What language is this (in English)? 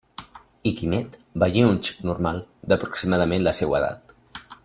Catalan